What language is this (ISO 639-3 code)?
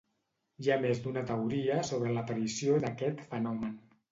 cat